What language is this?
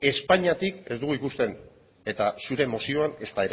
Basque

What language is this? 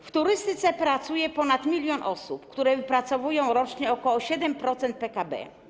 Polish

